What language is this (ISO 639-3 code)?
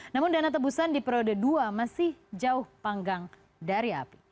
ind